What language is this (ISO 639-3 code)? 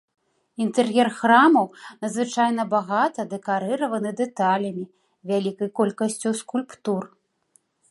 bel